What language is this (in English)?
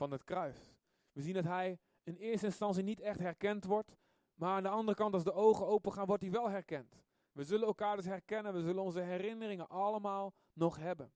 Dutch